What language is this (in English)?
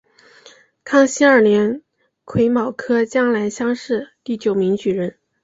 Chinese